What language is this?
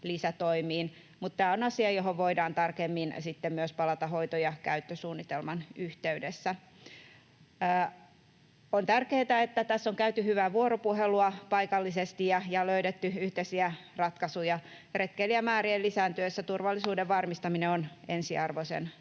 Finnish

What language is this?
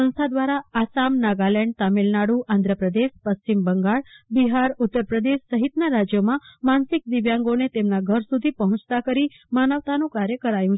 Gujarati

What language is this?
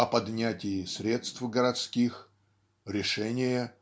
Russian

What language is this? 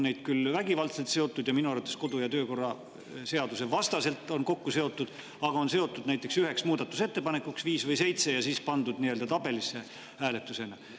Estonian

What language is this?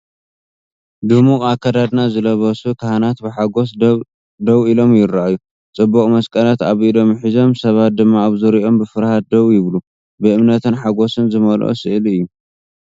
Tigrinya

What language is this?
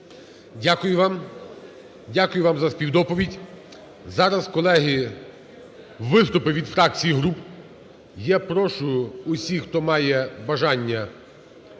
Ukrainian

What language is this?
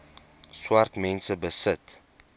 Afrikaans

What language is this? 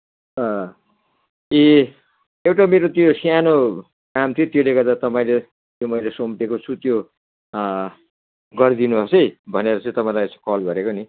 Nepali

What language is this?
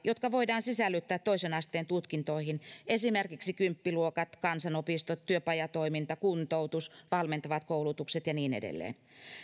Finnish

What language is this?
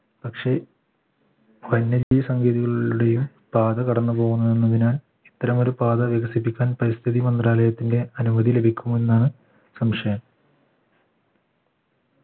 Malayalam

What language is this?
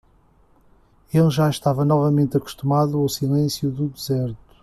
Portuguese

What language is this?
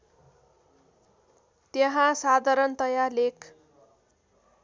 Nepali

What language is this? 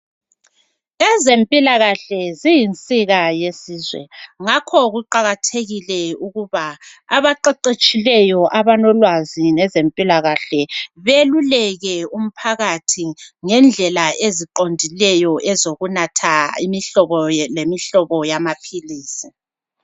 North Ndebele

